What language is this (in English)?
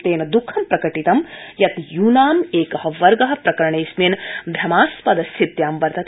Sanskrit